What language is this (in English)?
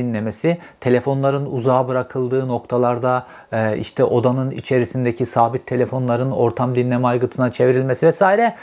Turkish